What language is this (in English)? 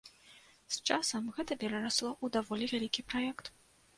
Belarusian